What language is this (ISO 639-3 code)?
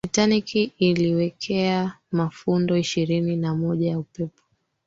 swa